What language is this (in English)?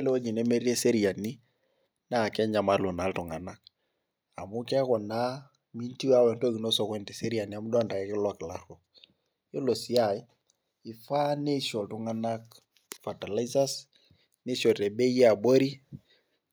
Masai